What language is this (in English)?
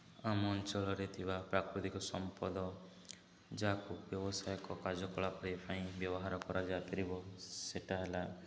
Odia